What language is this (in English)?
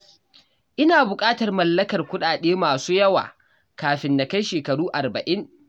Hausa